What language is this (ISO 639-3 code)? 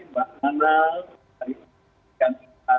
ind